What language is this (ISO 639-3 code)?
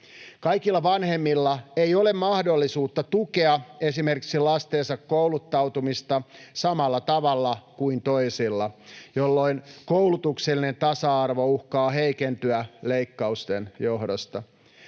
fin